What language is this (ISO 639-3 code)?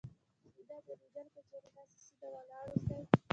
pus